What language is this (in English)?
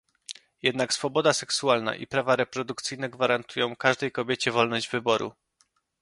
Polish